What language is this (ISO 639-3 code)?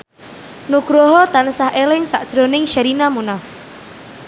jav